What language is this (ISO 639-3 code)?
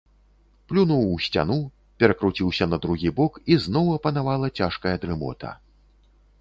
bel